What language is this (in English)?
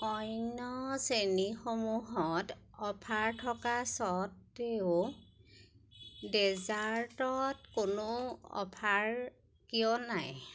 Assamese